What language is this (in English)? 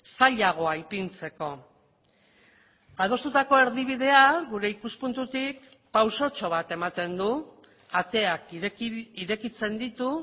Basque